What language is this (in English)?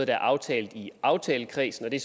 Danish